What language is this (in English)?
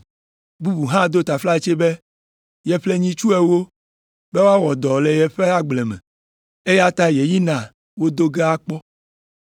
Ewe